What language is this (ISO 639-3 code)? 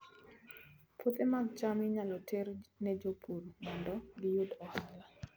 luo